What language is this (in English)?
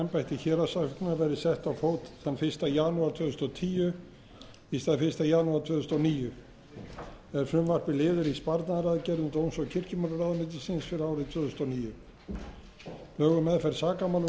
Icelandic